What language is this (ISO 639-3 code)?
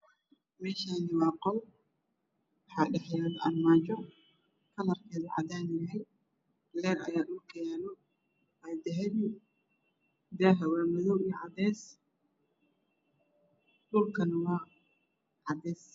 som